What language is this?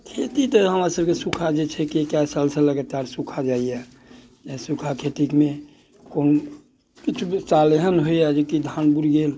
Maithili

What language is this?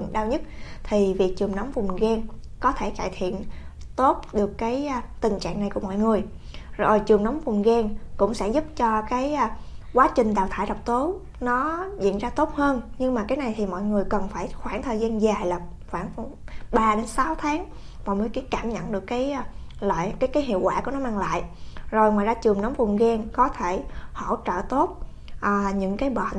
Vietnamese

